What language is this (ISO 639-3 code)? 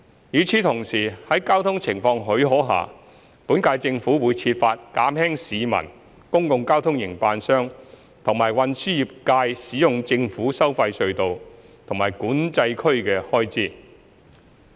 yue